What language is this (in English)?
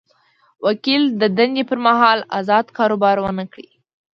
Pashto